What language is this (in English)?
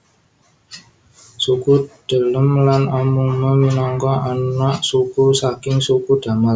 Javanese